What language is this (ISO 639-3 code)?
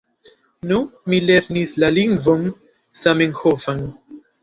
epo